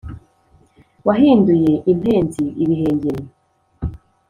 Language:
Kinyarwanda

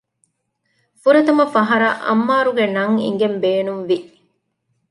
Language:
Divehi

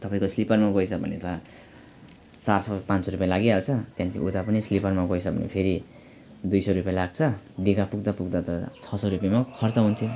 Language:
Nepali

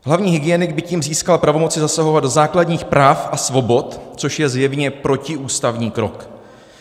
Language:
Czech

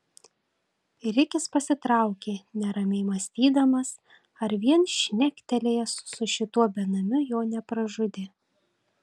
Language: Lithuanian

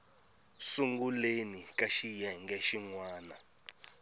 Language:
Tsonga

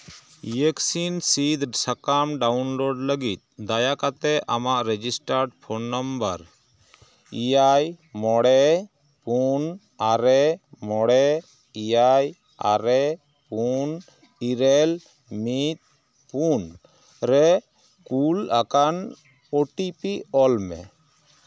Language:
Santali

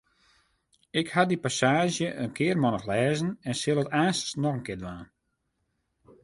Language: Western Frisian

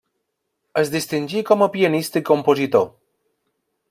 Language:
Catalan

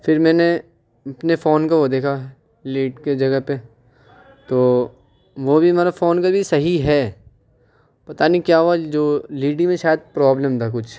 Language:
Urdu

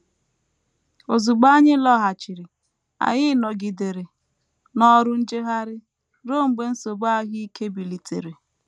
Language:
Igbo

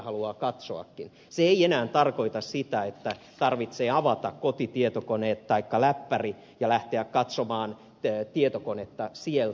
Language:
Finnish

